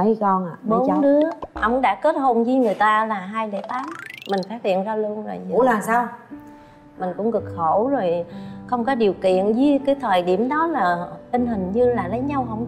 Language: Vietnamese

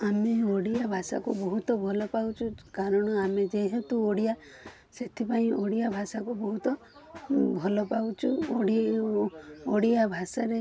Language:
Odia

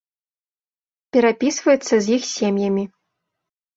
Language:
Belarusian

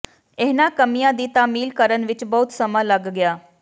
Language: Punjabi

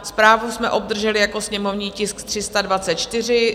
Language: Czech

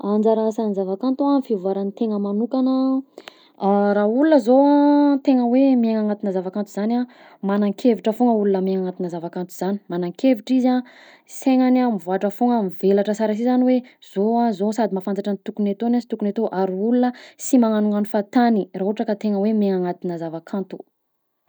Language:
Southern Betsimisaraka Malagasy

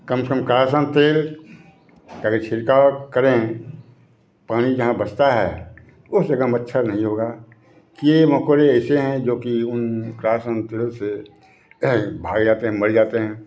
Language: Hindi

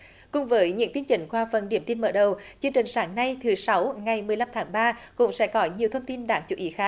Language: Vietnamese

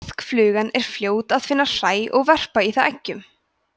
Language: Icelandic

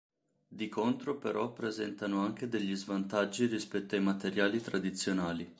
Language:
Italian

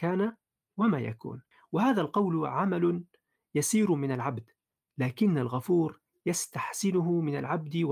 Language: Arabic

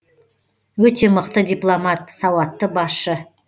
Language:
Kazakh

